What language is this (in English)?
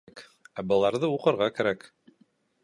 Bashkir